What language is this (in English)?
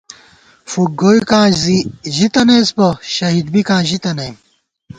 Gawar-Bati